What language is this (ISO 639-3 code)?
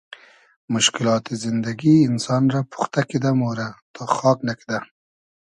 haz